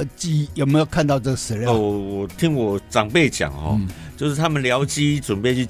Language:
Chinese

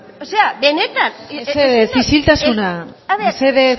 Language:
Basque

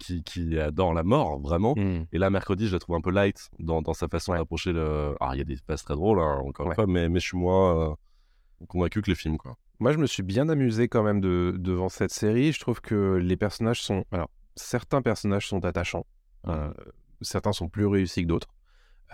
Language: French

